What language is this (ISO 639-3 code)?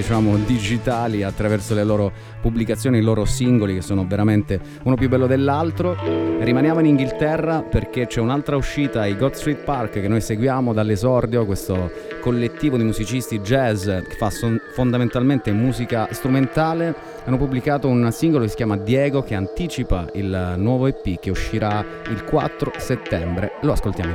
ita